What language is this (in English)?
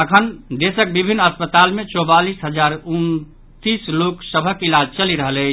Maithili